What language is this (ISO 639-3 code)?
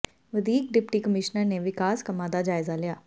pan